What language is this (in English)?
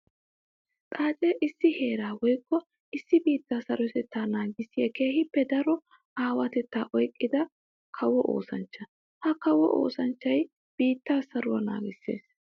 Wolaytta